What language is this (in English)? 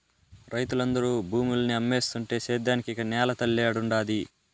Telugu